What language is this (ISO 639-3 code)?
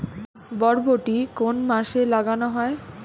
ben